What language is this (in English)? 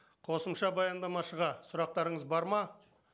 Kazakh